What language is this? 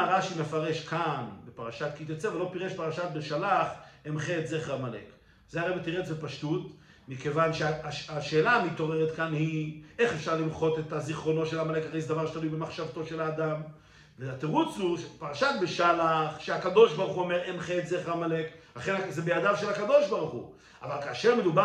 Hebrew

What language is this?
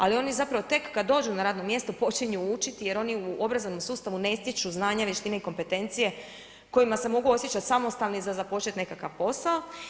Croatian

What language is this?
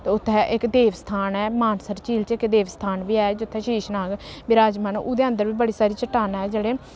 Dogri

